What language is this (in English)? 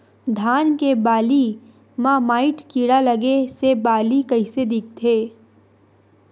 Chhattisgarhi